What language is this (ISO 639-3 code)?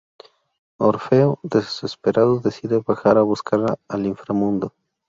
spa